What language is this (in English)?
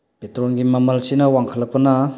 Manipuri